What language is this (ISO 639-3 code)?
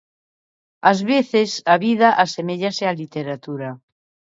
glg